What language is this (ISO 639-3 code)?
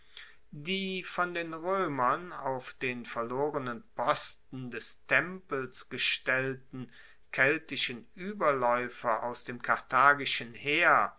deu